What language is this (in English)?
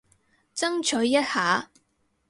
Cantonese